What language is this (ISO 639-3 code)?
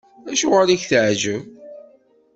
kab